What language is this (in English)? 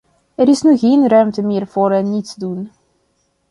Dutch